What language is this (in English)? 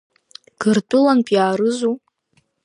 Abkhazian